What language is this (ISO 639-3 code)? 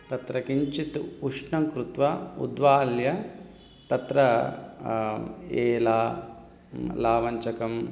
san